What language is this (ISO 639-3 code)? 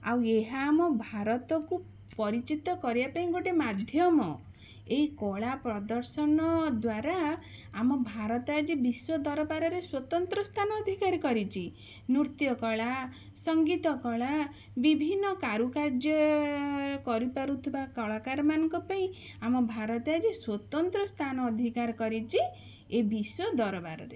ori